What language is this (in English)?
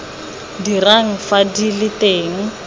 Tswana